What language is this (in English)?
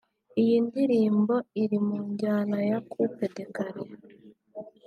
Kinyarwanda